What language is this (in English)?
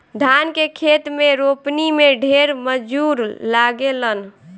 Bhojpuri